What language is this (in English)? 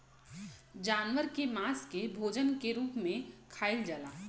Bhojpuri